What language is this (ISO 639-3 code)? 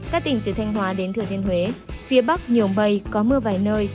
vie